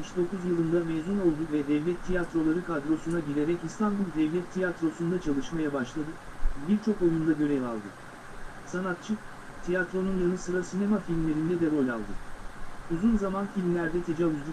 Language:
Turkish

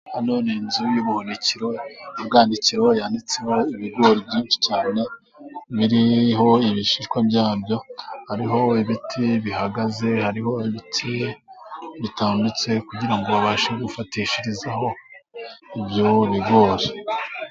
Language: Kinyarwanda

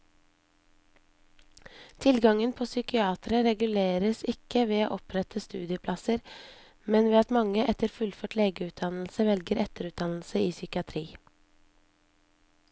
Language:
Norwegian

